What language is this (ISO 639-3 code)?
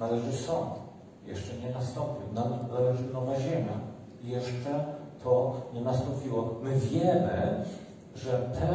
pol